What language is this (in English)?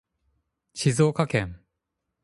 Japanese